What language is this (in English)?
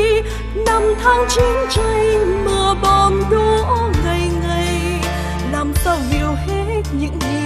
Vietnamese